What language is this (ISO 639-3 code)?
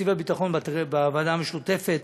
heb